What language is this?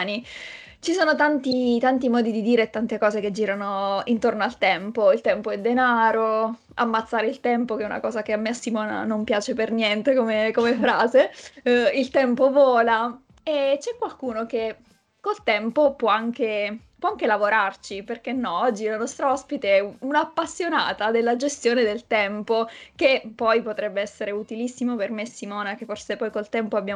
Italian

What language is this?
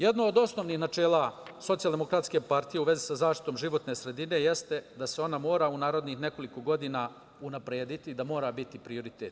Serbian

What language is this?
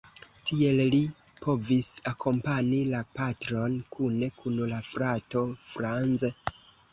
Esperanto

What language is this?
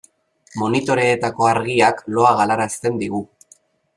Basque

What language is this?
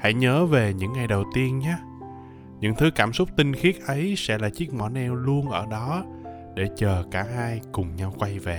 Vietnamese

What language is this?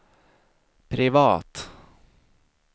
Swedish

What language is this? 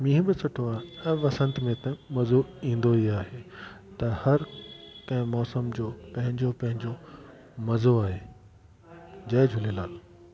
Sindhi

